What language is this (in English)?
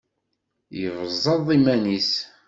Kabyle